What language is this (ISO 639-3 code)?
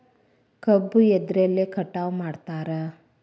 kan